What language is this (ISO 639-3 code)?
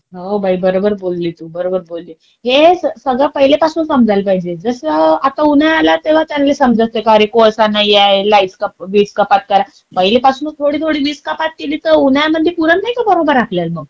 mar